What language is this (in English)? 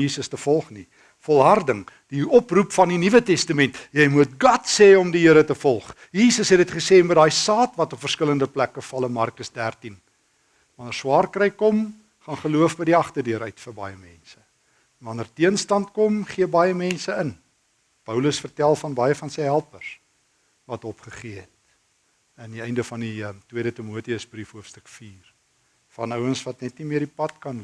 Dutch